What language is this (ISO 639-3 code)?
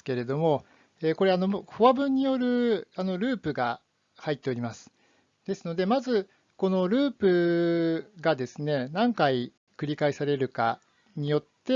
jpn